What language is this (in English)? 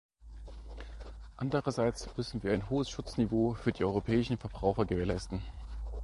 German